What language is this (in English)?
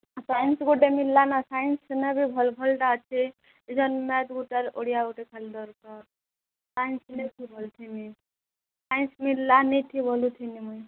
Odia